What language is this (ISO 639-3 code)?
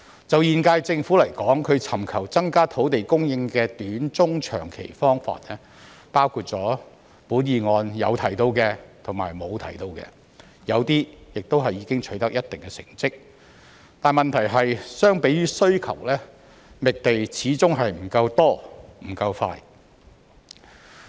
yue